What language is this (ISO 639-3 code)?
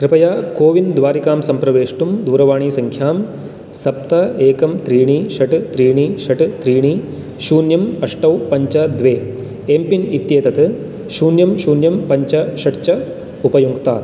san